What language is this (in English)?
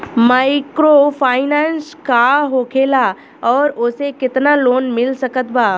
Bhojpuri